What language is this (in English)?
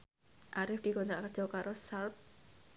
Javanese